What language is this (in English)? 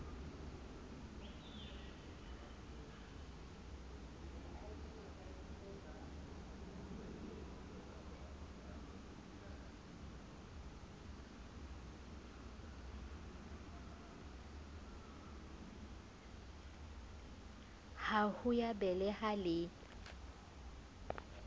Southern Sotho